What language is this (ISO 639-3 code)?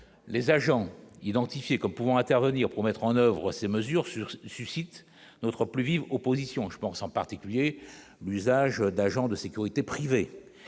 fra